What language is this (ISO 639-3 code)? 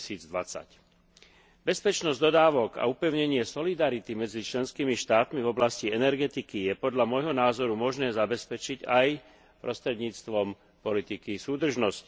slk